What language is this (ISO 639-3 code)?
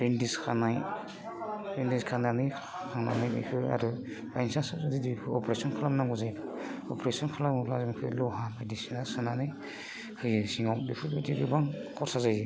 brx